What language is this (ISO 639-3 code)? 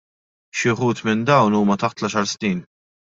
mlt